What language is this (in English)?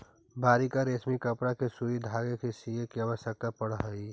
Magahi